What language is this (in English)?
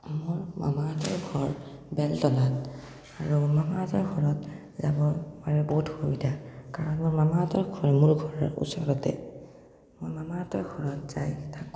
Assamese